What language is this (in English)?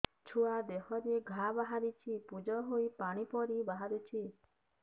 Odia